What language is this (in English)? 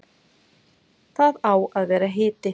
Icelandic